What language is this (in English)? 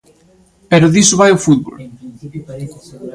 Galician